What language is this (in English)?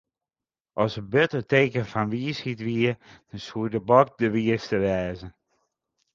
Western Frisian